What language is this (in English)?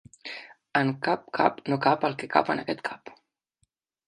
Catalan